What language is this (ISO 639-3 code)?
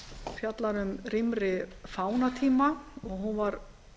isl